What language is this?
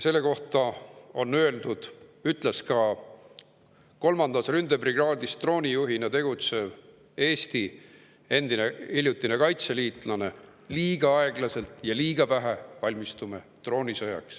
Estonian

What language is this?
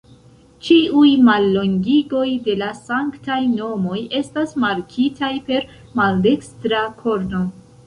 Esperanto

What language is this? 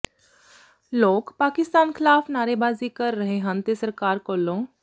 Punjabi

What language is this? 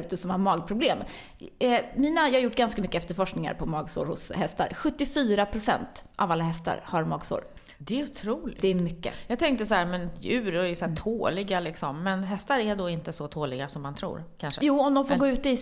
Swedish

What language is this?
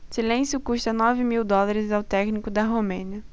Portuguese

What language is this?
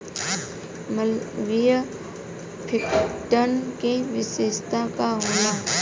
Bhojpuri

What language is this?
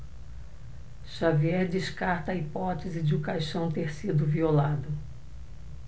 Portuguese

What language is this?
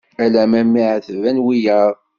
Kabyle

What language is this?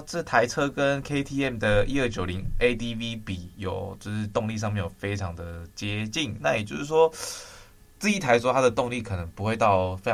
Chinese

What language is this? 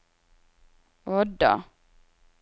Norwegian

